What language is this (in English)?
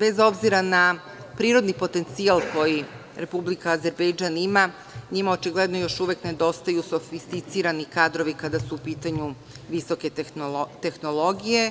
Serbian